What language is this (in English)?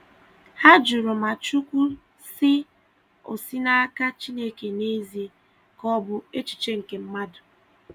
Igbo